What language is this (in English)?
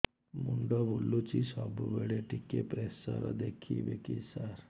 Odia